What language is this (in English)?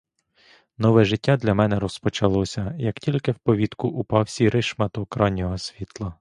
Ukrainian